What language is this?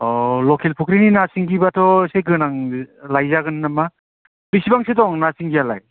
Bodo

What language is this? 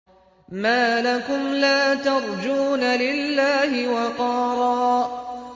Arabic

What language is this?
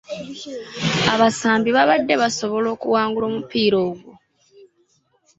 Ganda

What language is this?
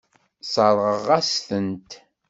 Kabyle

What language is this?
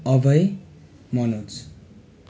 Nepali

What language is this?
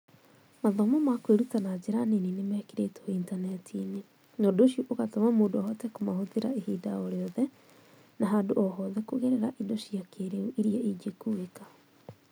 Kikuyu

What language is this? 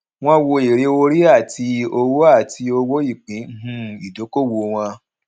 Yoruba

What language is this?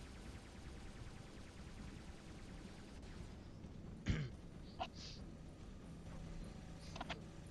Turkish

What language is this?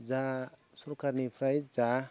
Bodo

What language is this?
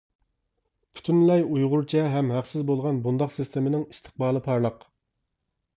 Uyghur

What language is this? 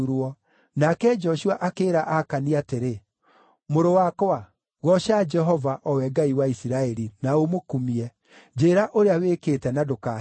Kikuyu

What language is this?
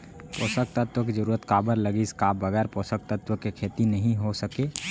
Chhattisgarhi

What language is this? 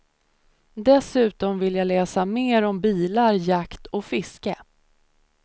Swedish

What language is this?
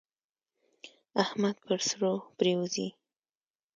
Pashto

